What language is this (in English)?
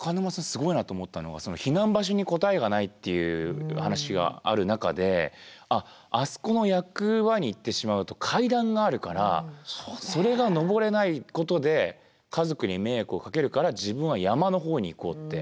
Japanese